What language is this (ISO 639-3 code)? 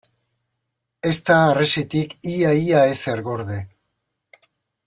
eus